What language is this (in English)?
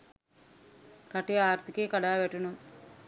Sinhala